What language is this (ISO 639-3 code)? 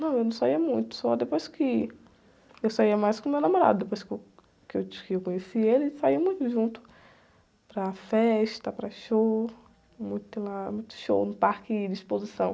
por